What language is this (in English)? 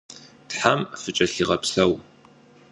Kabardian